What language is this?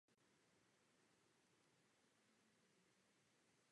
Czech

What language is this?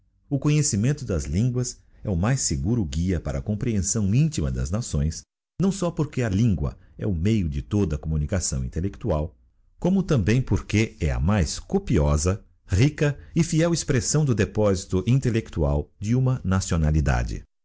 Portuguese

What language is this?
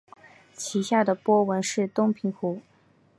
Chinese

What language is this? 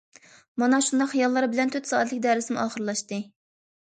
Uyghur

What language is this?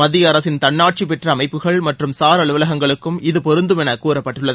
Tamil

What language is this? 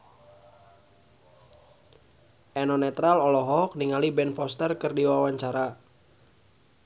Sundanese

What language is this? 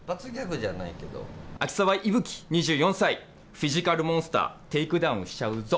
Japanese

